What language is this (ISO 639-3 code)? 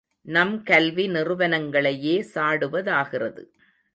tam